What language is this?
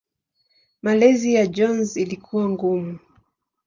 Swahili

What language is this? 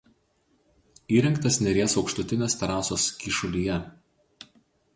Lithuanian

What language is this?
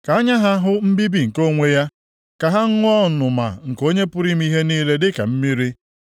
Igbo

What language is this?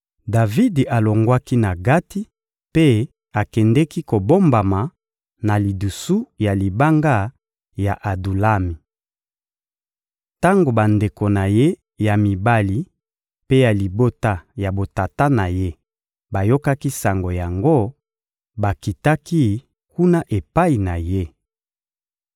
Lingala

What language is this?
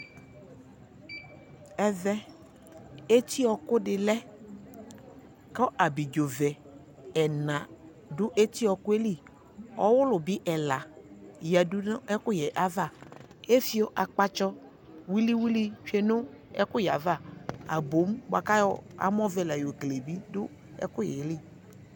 Ikposo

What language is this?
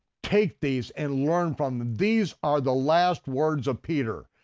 English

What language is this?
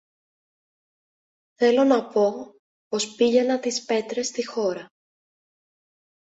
Greek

